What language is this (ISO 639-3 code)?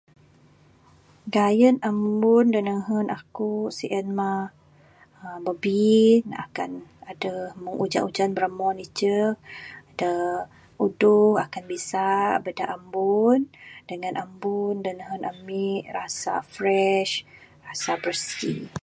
sdo